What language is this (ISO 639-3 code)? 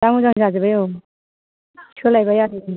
brx